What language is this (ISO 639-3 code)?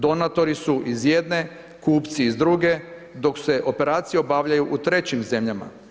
hrv